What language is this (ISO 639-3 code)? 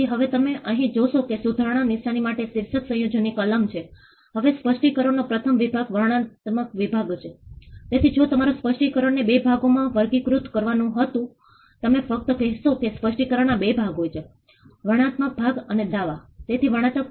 guj